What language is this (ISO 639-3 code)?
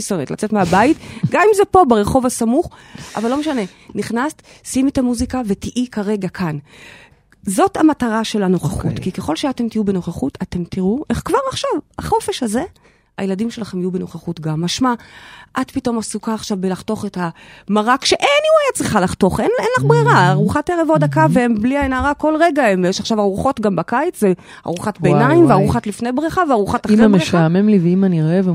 heb